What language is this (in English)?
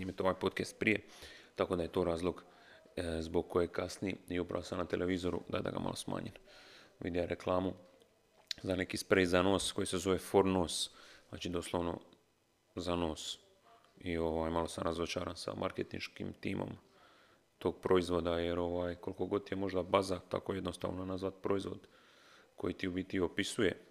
Croatian